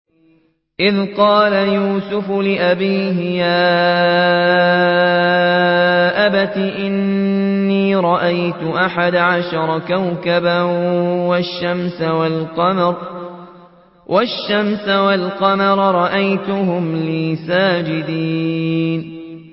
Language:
Arabic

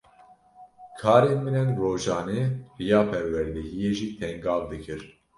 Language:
Kurdish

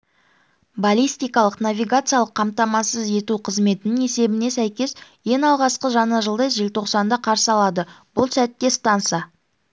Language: Kazakh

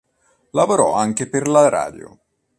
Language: Italian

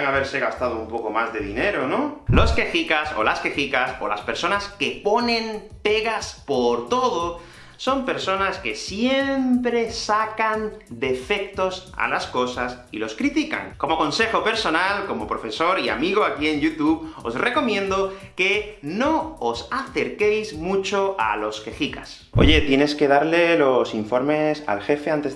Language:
Spanish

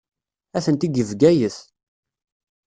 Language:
Kabyle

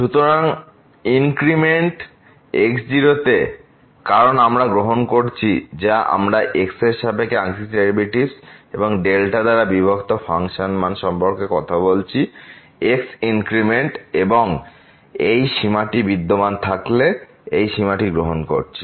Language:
Bangla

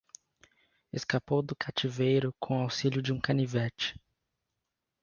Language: Portuguese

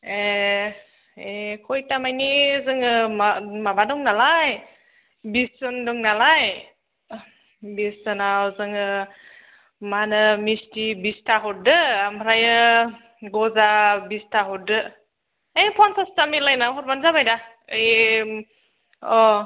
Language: Bodo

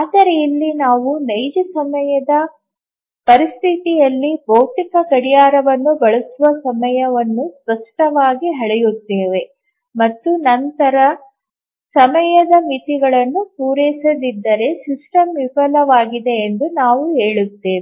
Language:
Kannada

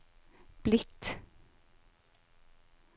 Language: Norwegian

